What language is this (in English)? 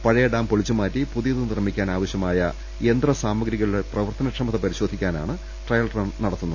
Malayalam